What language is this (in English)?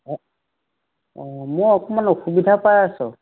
Assamese